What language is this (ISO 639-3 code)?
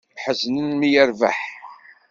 kab